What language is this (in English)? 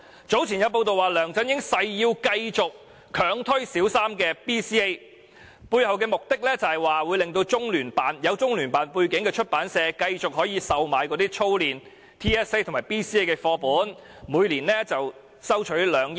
Cantonese